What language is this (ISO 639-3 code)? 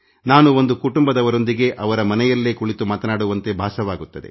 kan